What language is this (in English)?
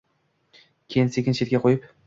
Uzbek